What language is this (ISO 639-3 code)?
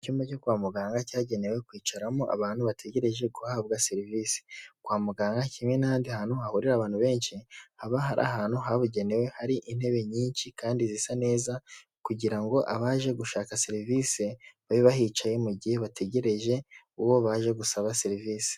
kin